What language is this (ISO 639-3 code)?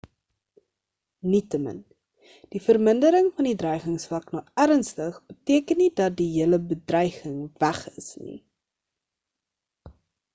afr